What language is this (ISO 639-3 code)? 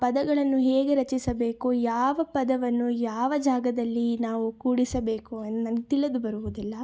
kan